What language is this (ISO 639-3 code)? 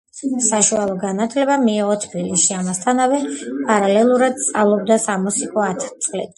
kat